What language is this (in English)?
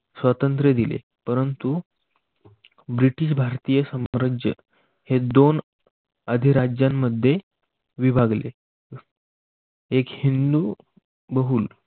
Marathi